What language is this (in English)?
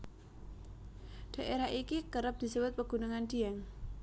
Javanese